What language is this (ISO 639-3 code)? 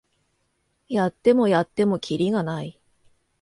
jpn